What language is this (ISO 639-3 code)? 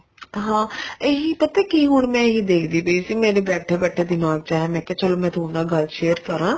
pan